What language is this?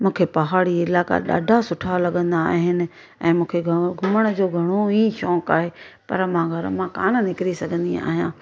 Sindhi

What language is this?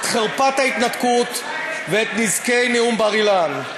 Hebrew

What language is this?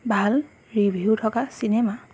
Assamese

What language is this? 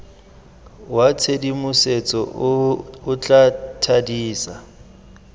Tswana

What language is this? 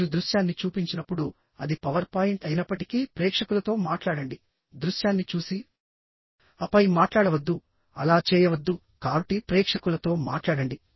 Telugu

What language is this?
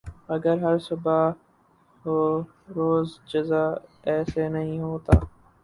Urdu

